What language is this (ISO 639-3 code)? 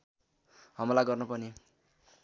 nep